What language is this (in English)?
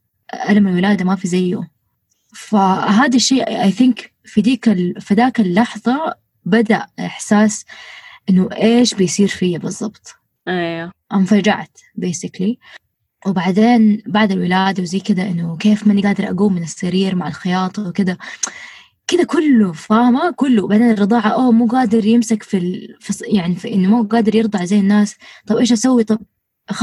Arabic